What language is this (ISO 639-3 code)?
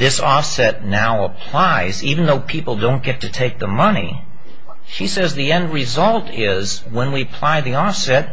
eng